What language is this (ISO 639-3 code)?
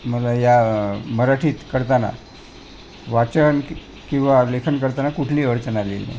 mar